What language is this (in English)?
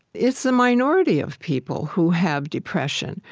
English